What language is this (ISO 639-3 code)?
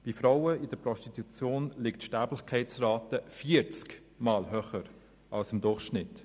gsw